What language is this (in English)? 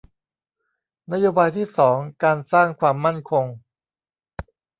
Thai